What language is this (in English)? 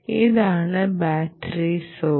Malayalam